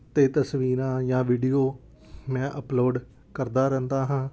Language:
Punjabi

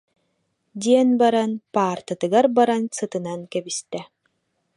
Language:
Yakut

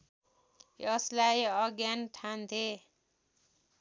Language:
Nepali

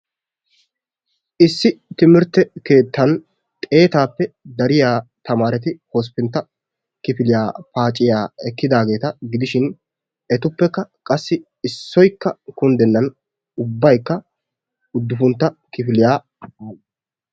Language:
Wolaytta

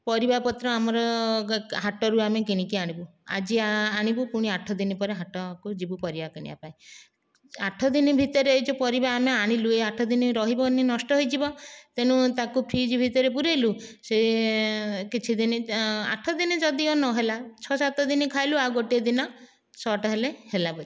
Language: Odia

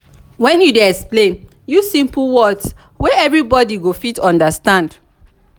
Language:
Nigerian Pidgin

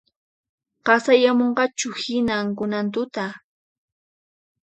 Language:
Puno Quechua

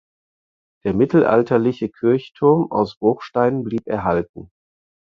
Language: German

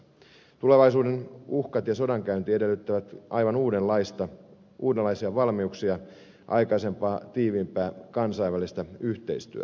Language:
Finnish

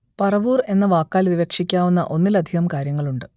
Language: Malayalam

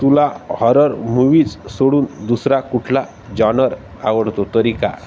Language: Marathi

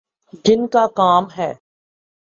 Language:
Urdu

